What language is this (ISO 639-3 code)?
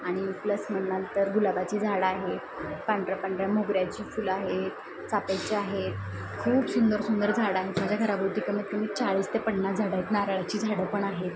mar